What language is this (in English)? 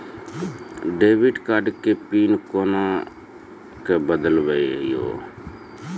Maithili